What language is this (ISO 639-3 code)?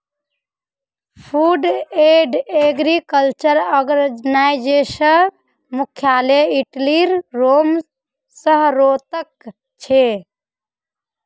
mag